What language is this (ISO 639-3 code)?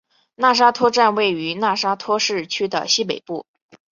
zho